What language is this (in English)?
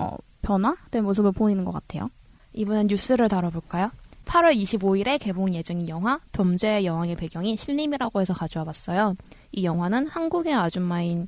Korean